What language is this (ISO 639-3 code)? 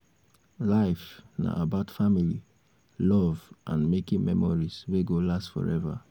pcm